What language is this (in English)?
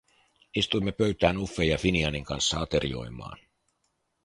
Finnish